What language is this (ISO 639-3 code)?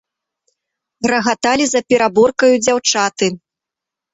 bel